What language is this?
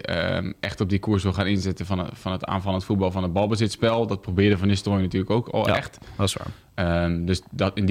Dutch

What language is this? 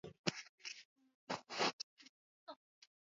Swahili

